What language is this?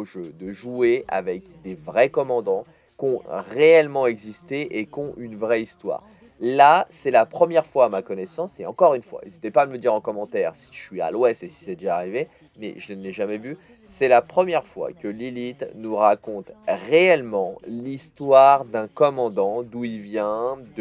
French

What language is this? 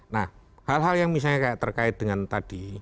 Indonesian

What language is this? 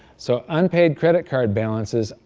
English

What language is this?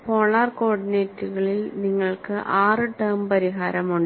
Malayalam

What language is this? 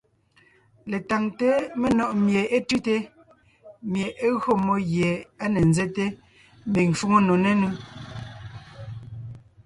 Ngiemboon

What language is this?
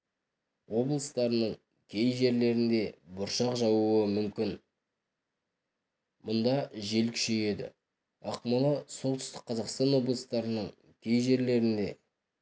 Kazakh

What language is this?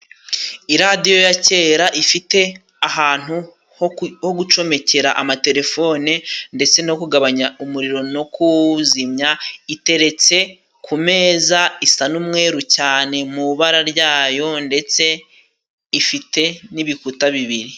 Kinyarwanda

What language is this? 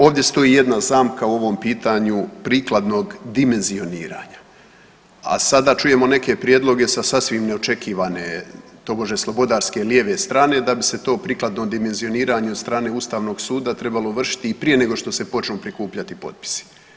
Croatian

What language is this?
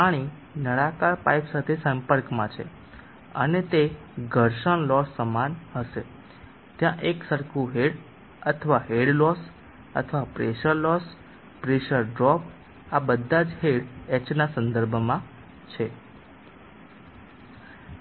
Gujarati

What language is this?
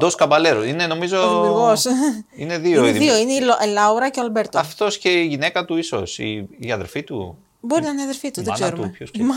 Greek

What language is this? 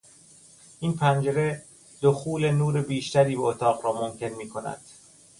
Persian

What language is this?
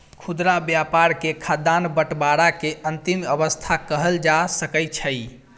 Maithili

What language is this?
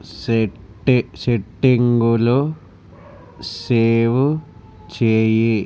Telugu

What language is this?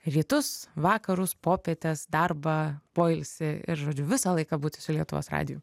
Lithuanian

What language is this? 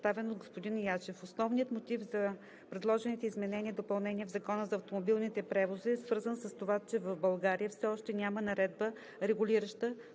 Bulgarian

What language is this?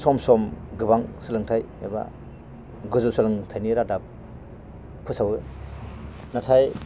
Bodo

